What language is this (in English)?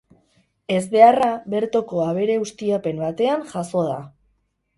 Basque